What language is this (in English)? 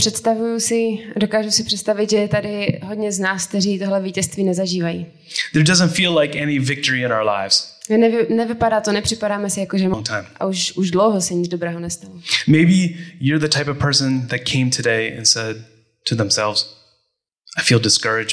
Czech